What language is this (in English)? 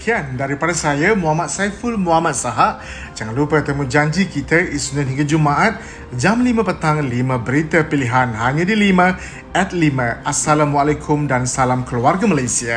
Malay